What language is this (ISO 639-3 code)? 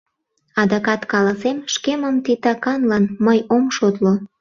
chm